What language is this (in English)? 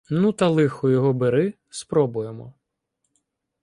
Ukrainian